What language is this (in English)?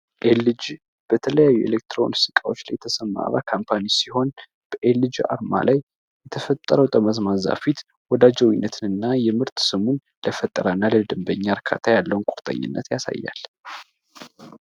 Amharic